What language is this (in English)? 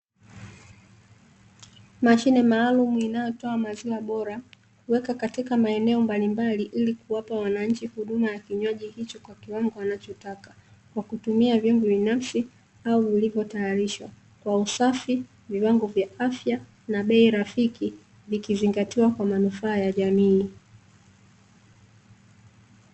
Swahili